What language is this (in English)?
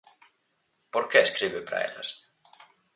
Galician